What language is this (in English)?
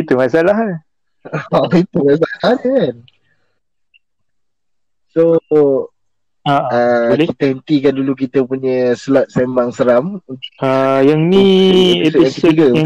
Malay